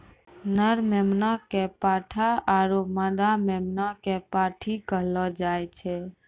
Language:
Maithili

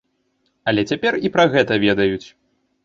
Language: Belarusian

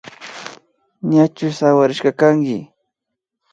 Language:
Imbabura Highland Quichua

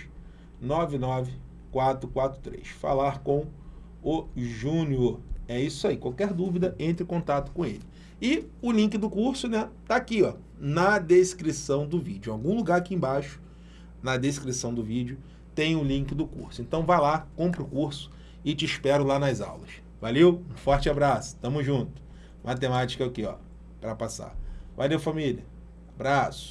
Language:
Portuguese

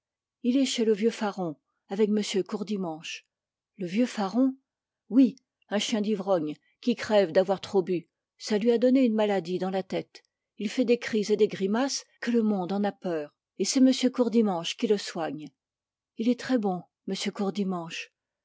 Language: French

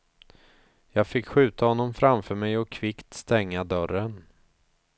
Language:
Swedish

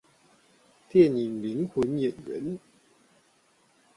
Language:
Chinese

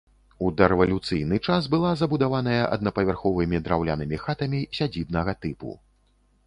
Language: Belarusian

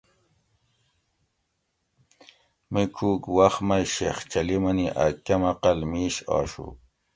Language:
Gawri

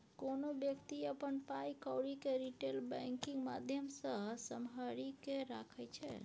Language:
Maithili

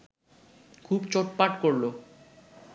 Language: Bangla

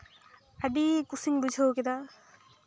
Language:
Santali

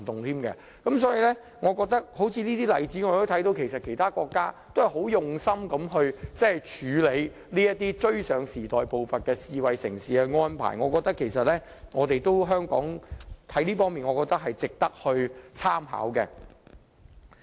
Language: Cantonese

